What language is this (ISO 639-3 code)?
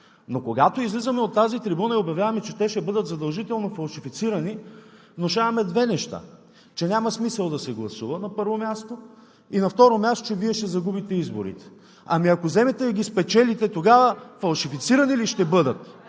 bul